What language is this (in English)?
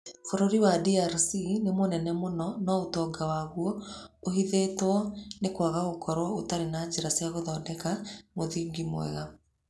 Kikuyu